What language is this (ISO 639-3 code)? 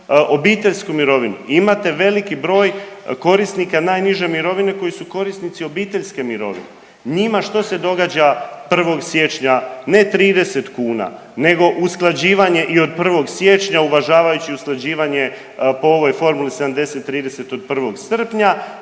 hrv